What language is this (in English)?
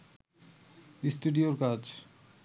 Bangla